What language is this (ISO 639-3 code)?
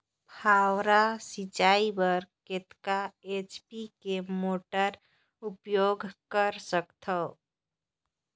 hne